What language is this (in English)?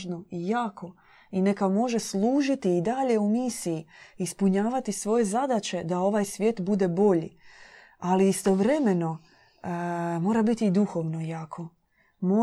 Croatian